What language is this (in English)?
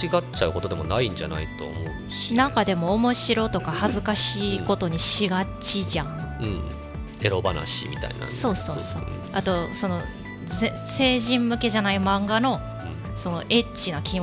Japanese